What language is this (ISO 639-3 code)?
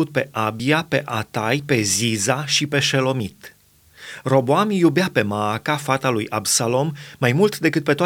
ron